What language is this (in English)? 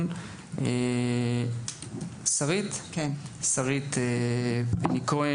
Hebrew